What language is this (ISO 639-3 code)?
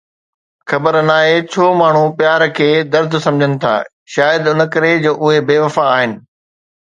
snd